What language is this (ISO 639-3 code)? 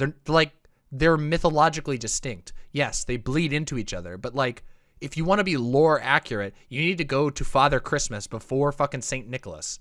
eng